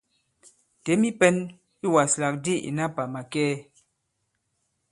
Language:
Bankon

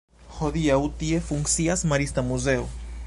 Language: Esperanto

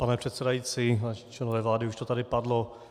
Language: Czech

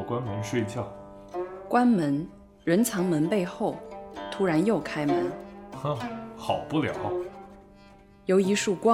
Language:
Chinese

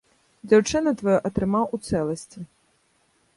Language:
Belarusian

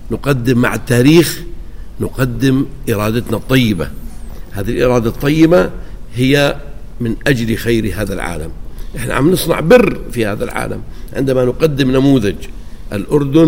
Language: Arabic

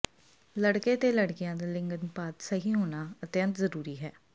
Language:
Punjabi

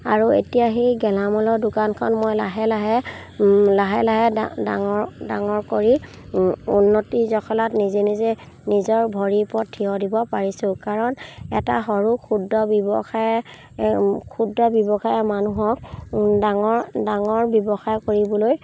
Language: Assamese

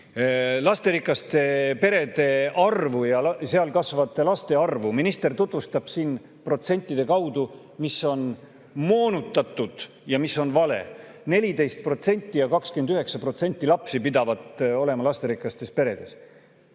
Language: Estonian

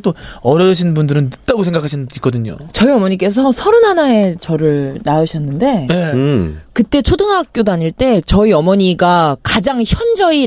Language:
Korean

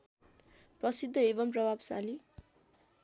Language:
Nepali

